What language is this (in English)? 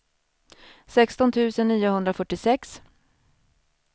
Swedish